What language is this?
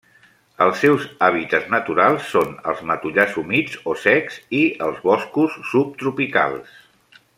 Catalan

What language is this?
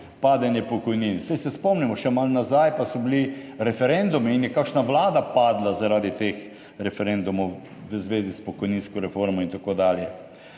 Slovenian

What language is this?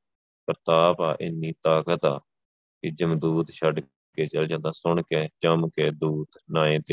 Punjabi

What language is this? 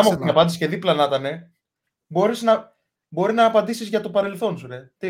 Greek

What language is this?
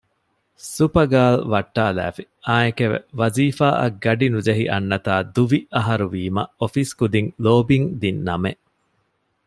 Divehi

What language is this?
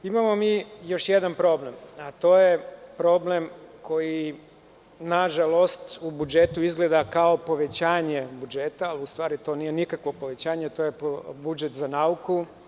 Serbian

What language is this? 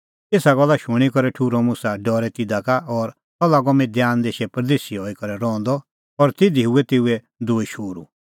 Kullu Pahari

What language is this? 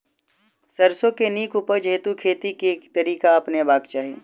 Maithili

